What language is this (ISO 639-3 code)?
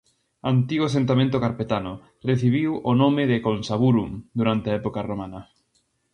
glg